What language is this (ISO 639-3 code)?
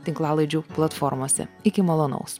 lit